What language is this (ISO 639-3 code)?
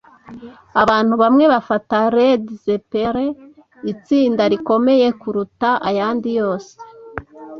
kin